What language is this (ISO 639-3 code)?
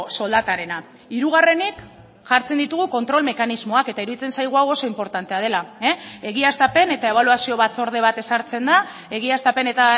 eus